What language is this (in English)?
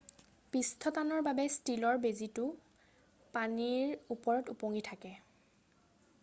Assamese